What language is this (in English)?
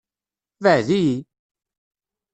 Kabyle